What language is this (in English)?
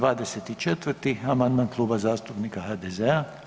Croatian